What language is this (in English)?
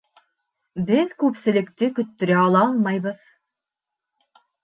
Bashkir